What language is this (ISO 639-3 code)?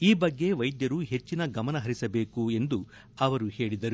kan